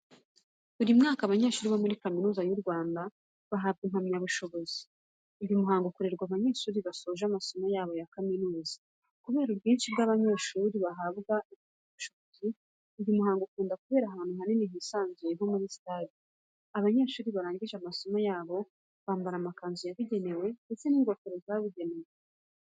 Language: Kinyarwanda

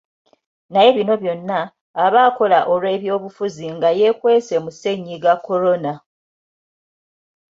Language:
Ganda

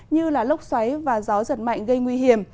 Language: Vietnamese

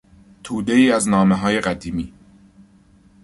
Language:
Persian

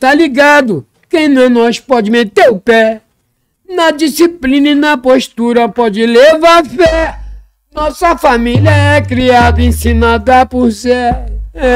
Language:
Portuguese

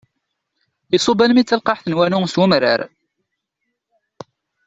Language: Kabyle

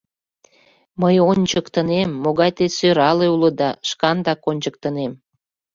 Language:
Mari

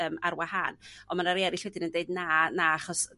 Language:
Welsh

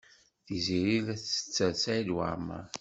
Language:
Kabyle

